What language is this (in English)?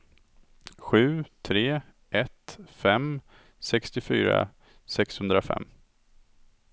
Swedish